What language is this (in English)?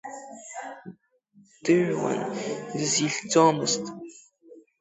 Abkhazian